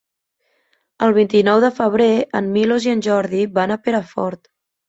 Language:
Catalan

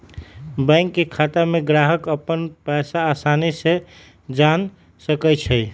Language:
Magahi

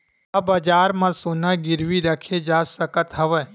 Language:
Chhattisgarhi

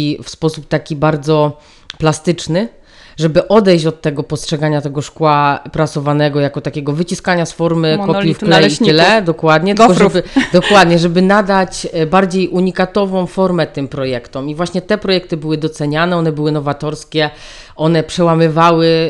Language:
Polish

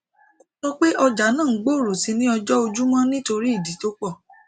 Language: Yoruba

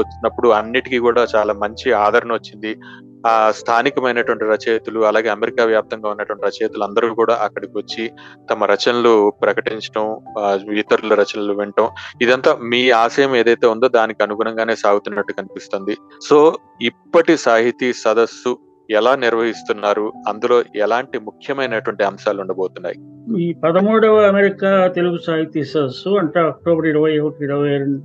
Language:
Telugu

